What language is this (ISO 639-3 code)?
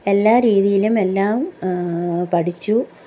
mal